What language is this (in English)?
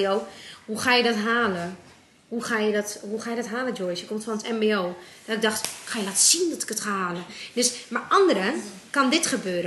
Dutch